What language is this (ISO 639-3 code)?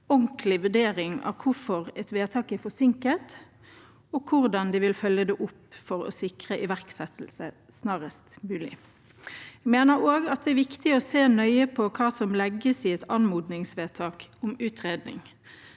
nor